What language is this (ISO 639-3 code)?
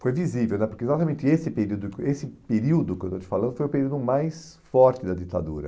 por